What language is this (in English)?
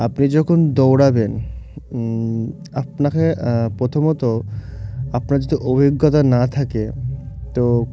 Bangla